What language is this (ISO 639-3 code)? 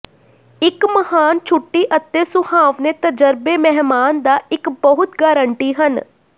pan